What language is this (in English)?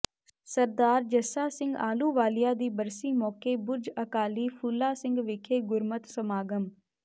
Punjabi